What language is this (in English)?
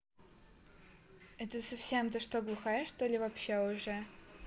Russian